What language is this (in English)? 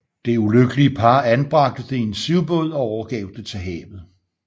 Danish